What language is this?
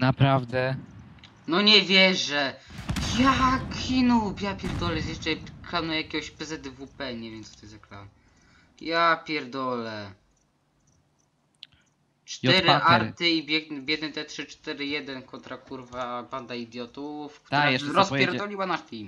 Polish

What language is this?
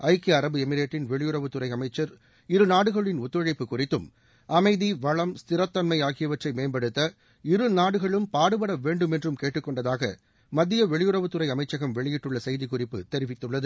Tamil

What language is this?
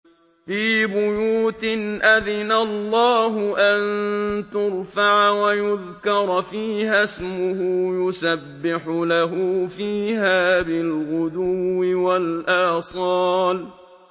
Arabic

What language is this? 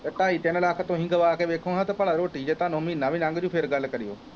Punjabi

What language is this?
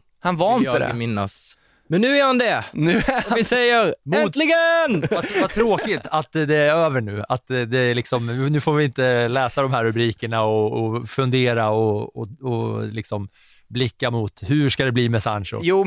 Swedish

